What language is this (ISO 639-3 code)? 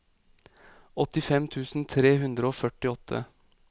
nor